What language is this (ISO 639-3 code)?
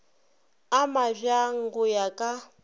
nso